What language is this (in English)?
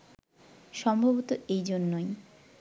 Bangla